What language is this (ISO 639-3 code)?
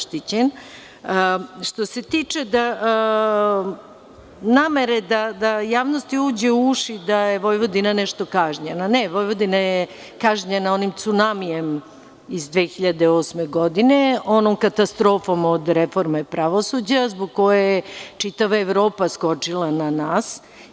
srp